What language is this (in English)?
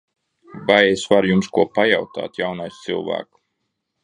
Latvian